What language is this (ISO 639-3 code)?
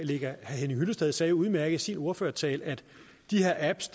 dan